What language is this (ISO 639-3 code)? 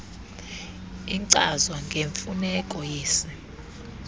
xho